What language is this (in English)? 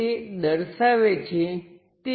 Gujarati